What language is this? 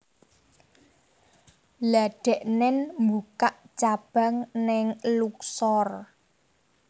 Javanese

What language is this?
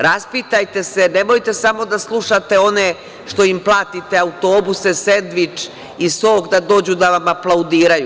Serbian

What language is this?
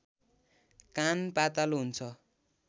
Nepali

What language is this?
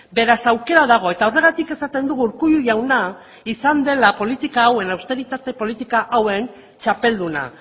Basque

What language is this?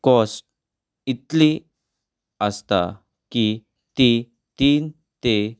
Konkani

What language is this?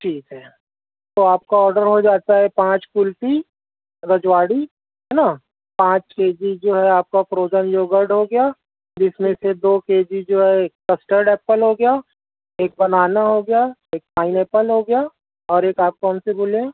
Urdu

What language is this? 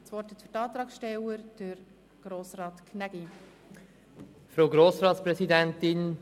Swiss German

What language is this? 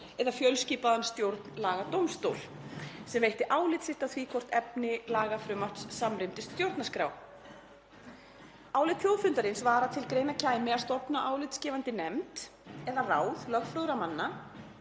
Icelandic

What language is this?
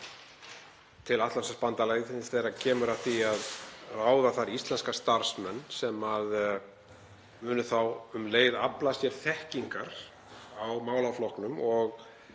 Icelandic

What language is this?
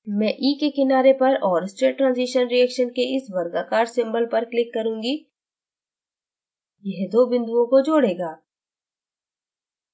Hindi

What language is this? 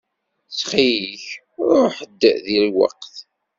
Kabyle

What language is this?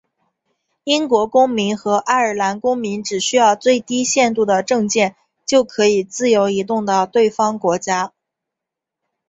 Chinese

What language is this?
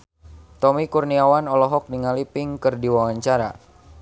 Sundanese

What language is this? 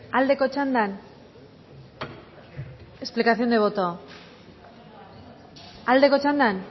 Basque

